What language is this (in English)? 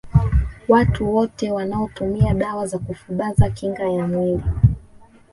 Swahili